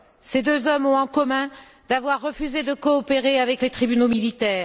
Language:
French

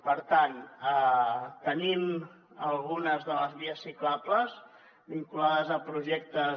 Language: Catalan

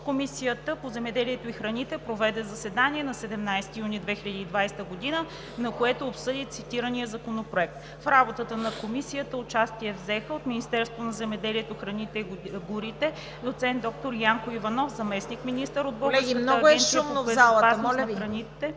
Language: Bulgarian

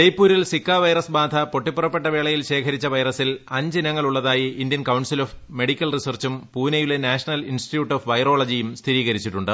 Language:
Malayalam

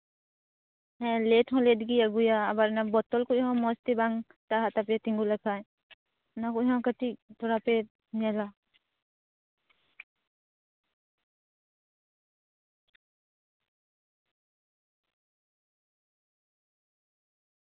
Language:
Santali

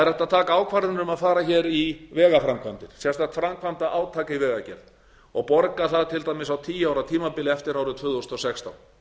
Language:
Icelandic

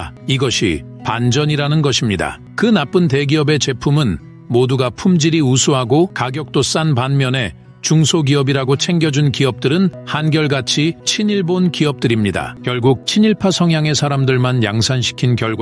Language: Korean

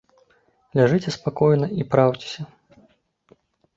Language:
Belarusian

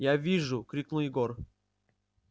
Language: Russian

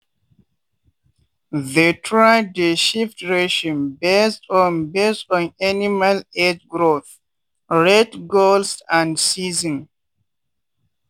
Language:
Nigerian Pidgin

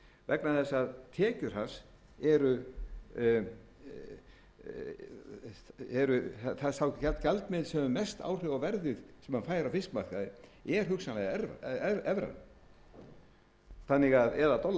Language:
Icelandic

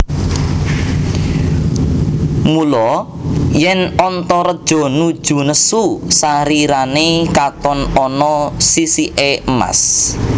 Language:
Javanese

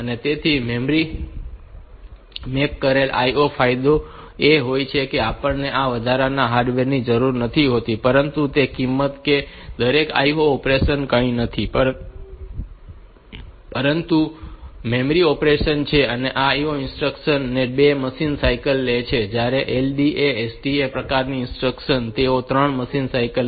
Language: Gujarati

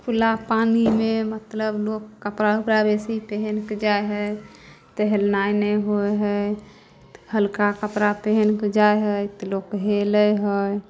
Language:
Maithili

